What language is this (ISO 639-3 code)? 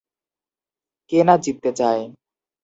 ben